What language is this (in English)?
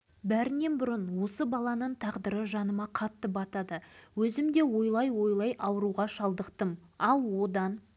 Kazakh